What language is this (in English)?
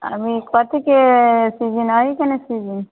Maithili